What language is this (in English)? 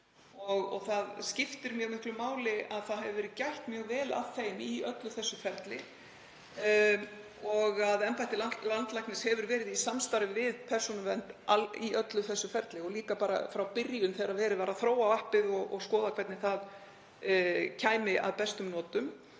Icelandic